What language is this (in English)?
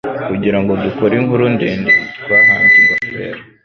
Kinyarwanda